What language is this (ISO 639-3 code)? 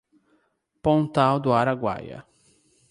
por